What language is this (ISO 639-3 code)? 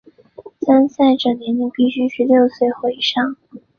zho